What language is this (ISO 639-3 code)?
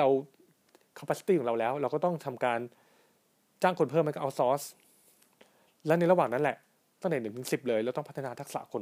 tha